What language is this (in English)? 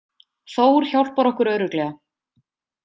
Icelandic